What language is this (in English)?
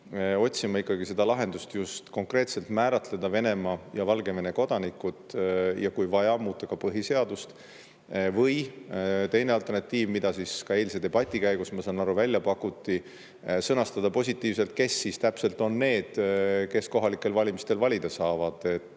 Estonian